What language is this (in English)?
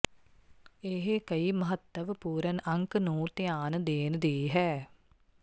Punjabi